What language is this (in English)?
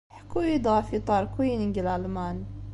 Kabyle